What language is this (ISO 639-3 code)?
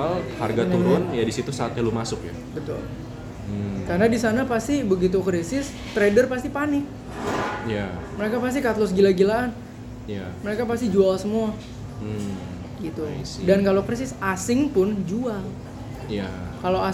ind